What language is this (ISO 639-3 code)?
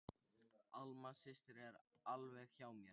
isl